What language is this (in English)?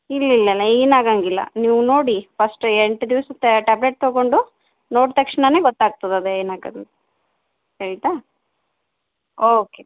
Kannada